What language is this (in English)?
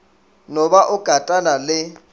Northern Sotho